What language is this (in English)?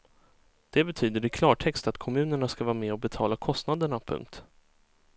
Swedish